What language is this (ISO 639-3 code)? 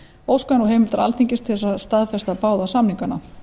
isl